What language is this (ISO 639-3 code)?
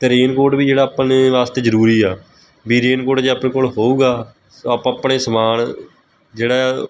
pan